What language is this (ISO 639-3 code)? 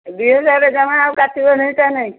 ori